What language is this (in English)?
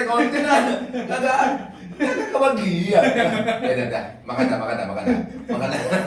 Indonesian